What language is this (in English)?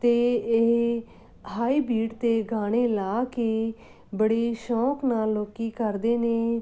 Punjabi